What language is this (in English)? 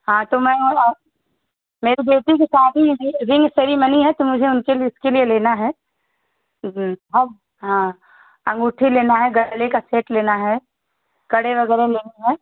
Hindi